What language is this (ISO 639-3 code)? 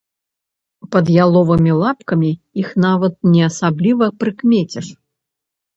bel